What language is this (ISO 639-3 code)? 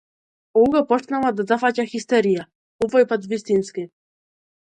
mkd